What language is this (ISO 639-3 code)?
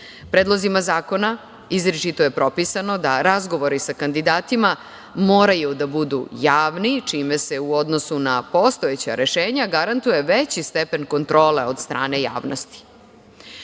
srp